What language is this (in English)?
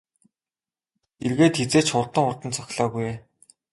Mongolian